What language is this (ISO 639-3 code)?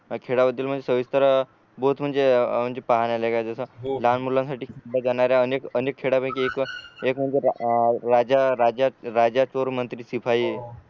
mar